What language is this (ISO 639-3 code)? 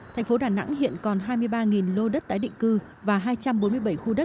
vie